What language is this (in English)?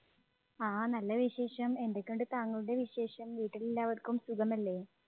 Malayalam